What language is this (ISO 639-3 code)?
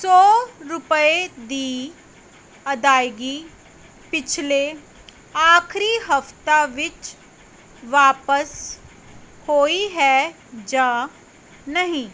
pan